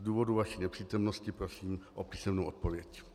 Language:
Czech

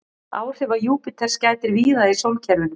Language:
Icelandic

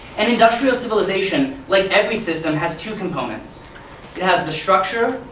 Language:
English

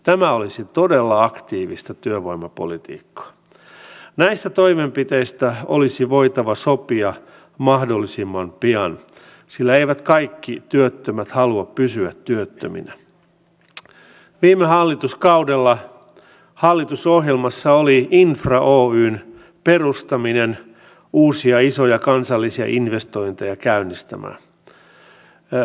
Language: Finnish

